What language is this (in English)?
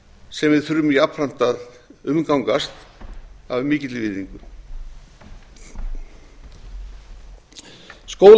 Icelandic